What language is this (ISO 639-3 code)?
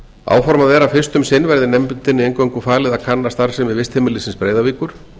isl